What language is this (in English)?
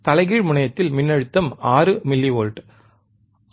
Tamil